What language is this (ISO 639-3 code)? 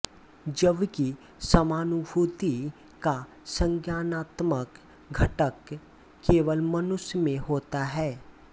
hin